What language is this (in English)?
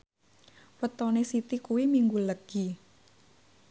Javanese